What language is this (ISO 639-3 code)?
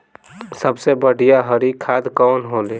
bho